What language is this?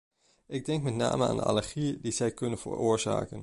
Dutch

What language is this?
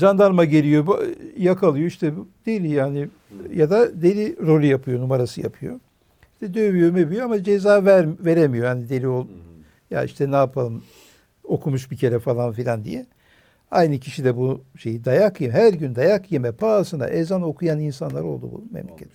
Turkish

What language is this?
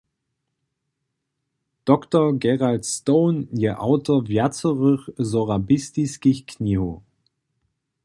Upper Sorbian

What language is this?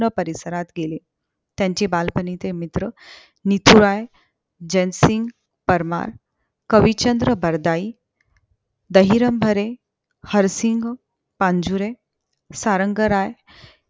Marathi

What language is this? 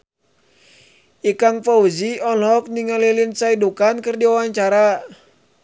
Sundanese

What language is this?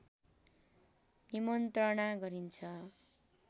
Nepali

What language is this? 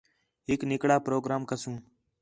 Khetrani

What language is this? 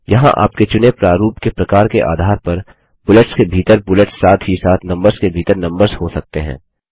Hindi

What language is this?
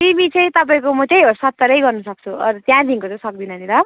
Nepali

